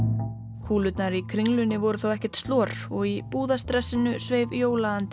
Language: Icelandic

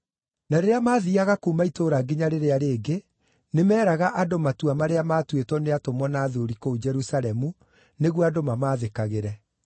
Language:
Kikuyu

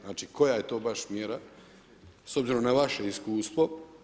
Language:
Croatian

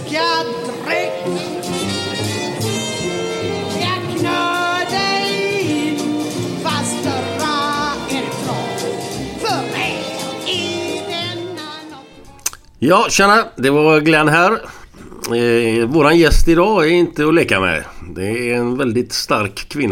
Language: Swedish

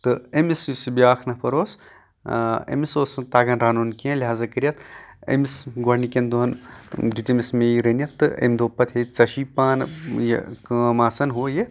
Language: Kashmiri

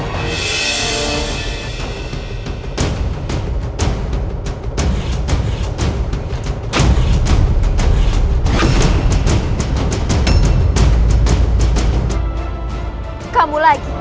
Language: Indonesian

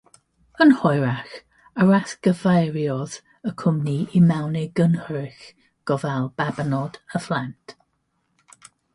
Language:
Welsh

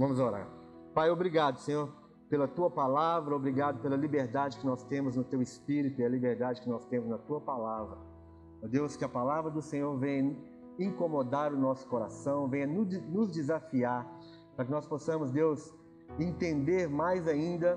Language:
Portuguese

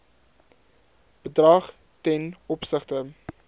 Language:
Afrikaans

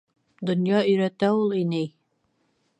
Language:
Bashkir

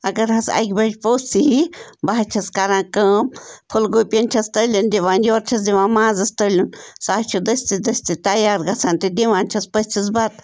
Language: Kashmiri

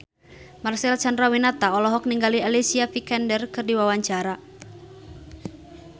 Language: Sundanese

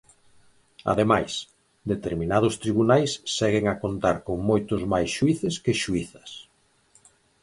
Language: Galician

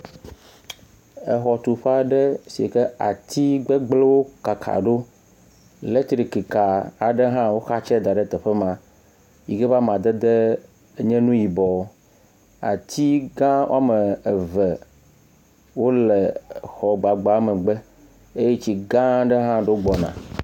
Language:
Ewe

